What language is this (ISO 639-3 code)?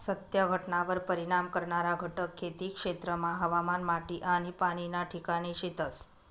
mar